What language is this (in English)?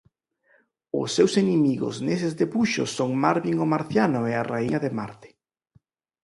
Galician